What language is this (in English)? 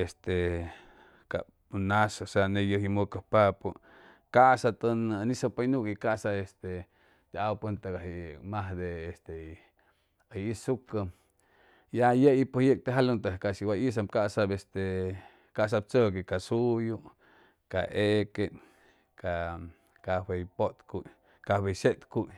Chimalapa Zoque